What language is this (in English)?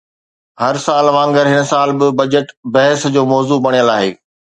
Sindhi